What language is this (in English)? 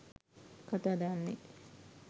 Sinhala